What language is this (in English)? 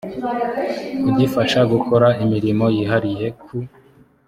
Kinyarwanda